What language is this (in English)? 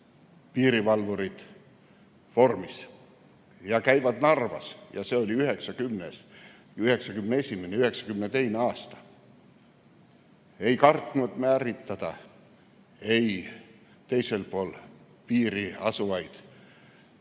Estonian